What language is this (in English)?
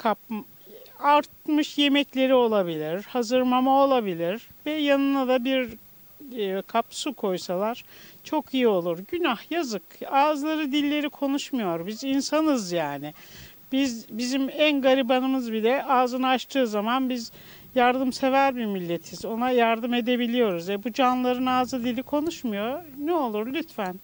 Turkish